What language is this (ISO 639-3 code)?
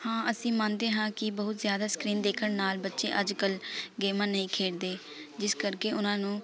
pan